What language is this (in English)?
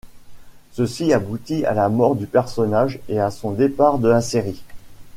French